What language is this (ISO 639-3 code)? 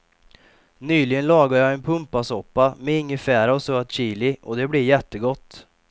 swe